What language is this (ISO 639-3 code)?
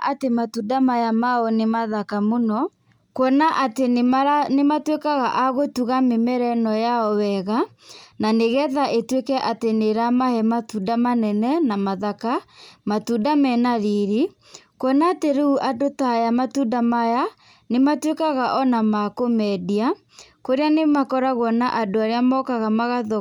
kik